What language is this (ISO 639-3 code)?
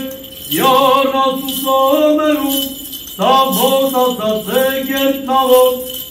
ron